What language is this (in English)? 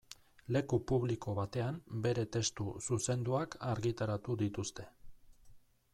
Basque